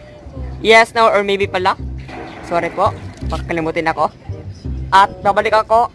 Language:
Indonesian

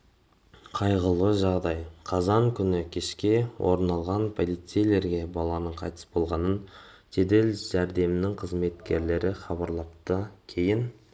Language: Kazakh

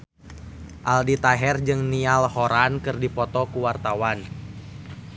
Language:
Sundanese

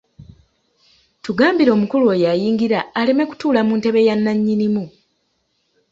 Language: Ganda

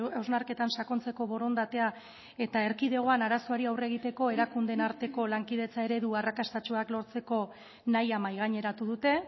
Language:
Basque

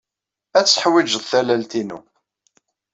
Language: Kabyle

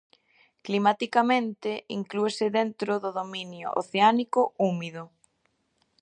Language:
Galician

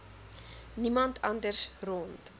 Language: Afrikaans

